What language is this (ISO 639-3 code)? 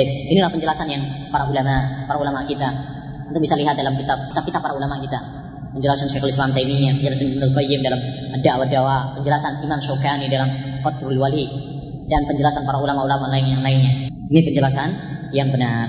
msa